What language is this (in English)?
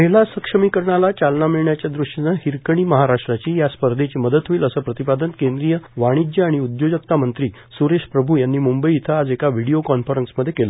Marathi